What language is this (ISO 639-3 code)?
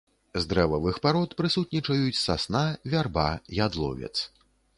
bel